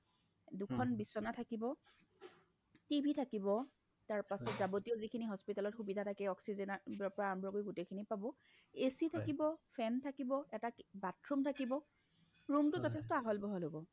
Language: Assamese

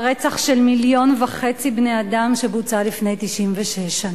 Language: Hebrew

